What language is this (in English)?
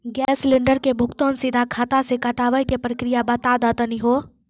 Maithili